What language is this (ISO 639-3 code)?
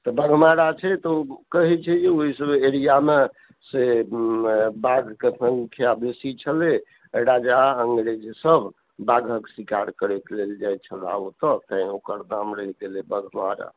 mai